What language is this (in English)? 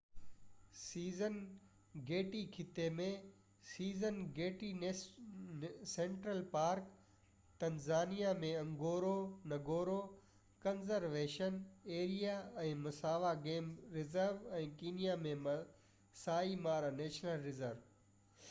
Sindhi